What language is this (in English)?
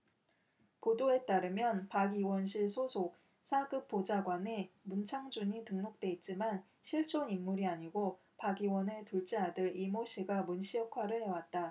Korean